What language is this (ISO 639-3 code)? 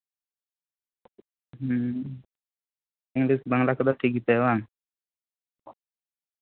sat